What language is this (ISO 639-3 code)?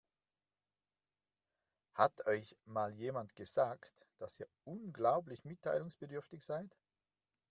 deu